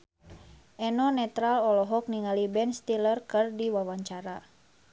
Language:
Sundanese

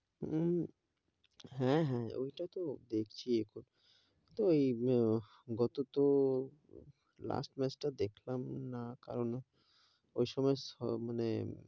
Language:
Bangla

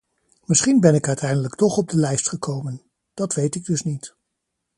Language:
Dutch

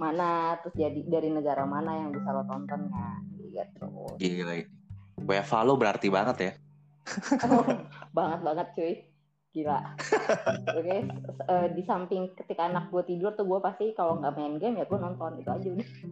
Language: Indonesian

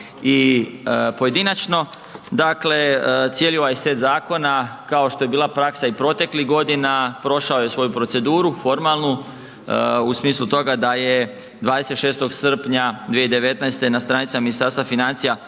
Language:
Croatian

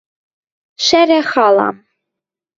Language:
Western Mari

